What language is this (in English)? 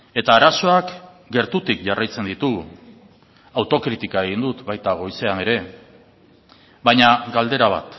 Basque